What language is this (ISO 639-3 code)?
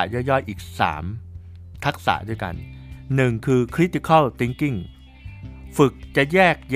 tha